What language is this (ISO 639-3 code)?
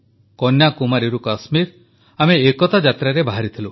ori